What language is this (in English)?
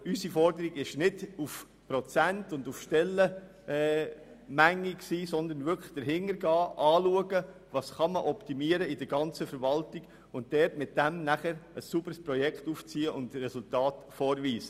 Swiss German